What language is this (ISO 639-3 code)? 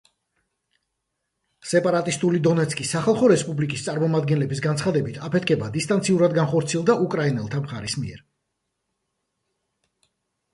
kat